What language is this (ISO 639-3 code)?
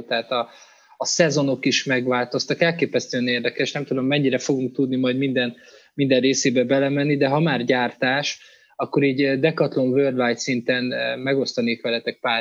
hun